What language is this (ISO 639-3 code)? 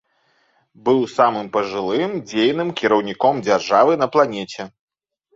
bel